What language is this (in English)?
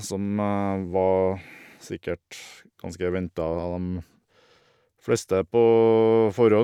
Norwegian